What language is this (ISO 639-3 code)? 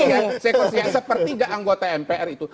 ind